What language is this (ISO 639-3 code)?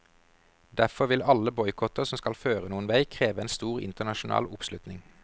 nor